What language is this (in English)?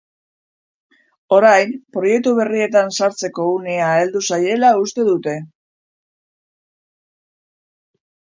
Basque